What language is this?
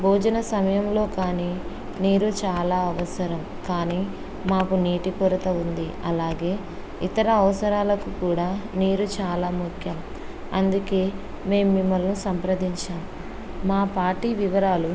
Telugu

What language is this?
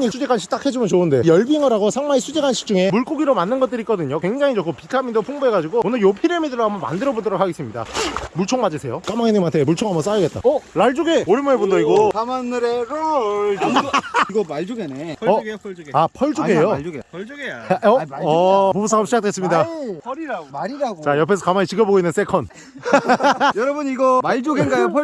Korean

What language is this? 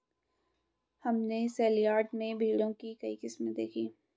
Hindi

